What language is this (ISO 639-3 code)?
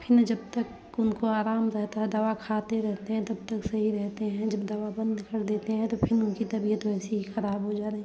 hin